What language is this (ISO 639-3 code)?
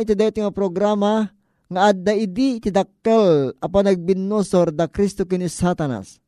fil